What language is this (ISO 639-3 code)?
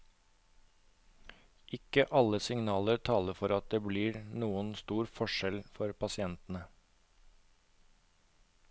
nor